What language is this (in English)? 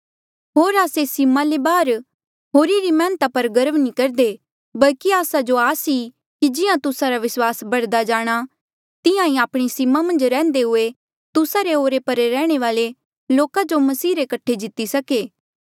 Mandeali